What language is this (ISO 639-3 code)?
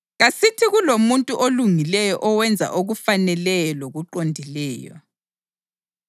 nde